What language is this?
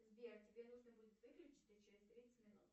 Russian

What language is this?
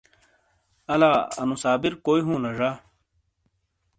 Shina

